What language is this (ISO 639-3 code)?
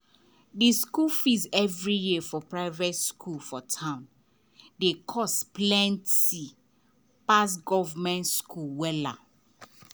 pcm